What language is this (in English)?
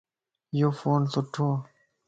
Lasi